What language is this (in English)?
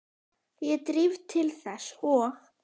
Icelandic